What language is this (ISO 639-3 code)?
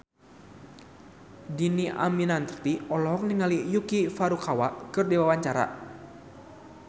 sun